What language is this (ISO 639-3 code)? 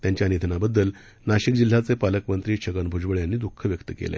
mar